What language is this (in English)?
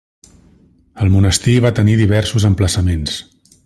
Catalan